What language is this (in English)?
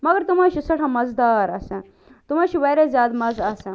Kashmiri